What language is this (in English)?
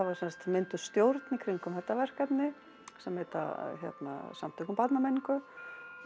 Icelandic